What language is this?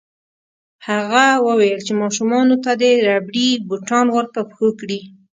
Pashto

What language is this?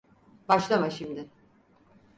Turkish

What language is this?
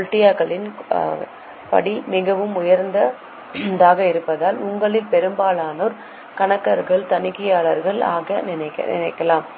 Tamil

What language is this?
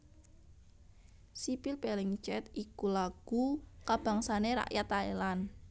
Javanese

